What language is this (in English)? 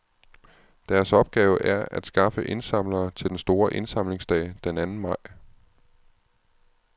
Danish